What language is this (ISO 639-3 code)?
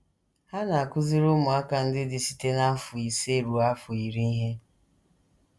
ibo